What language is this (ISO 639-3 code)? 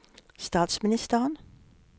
nor